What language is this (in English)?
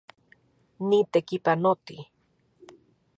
Central Puebla Nahuatl